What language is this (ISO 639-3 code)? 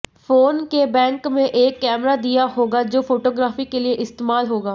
hin